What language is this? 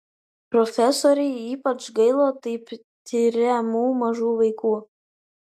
Lithuanian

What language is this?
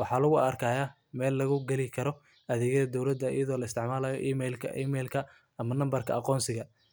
Somali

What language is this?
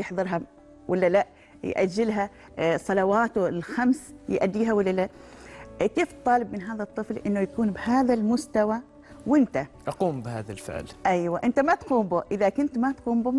Arabic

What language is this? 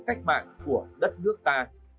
Vietnamese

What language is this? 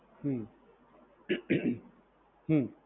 Gujarati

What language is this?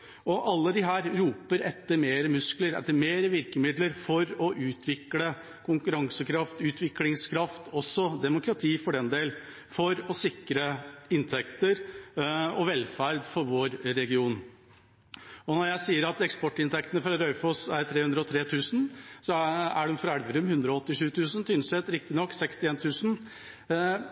Norwegian Bokmål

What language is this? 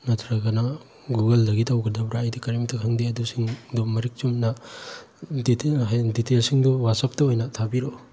Manipuri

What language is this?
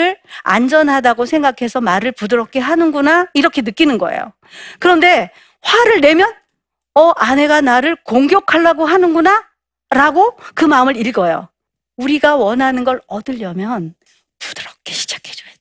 Korean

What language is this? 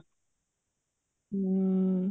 Punjabi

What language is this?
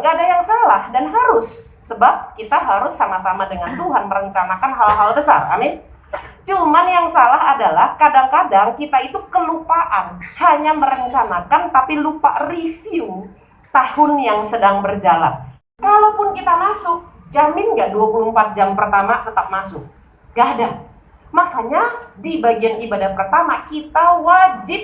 Indonesian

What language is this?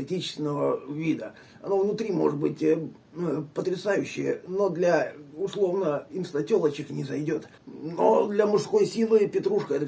Russian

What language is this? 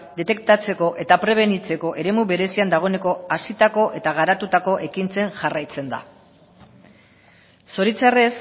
Basque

